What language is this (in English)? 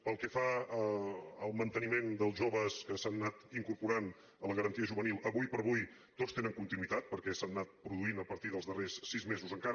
Catalan